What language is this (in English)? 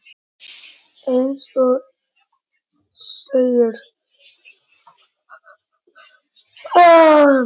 Icelandic